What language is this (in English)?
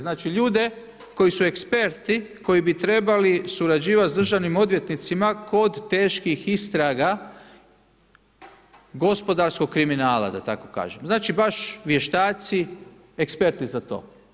Croatian